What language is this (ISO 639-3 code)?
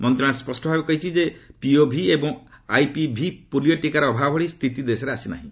ori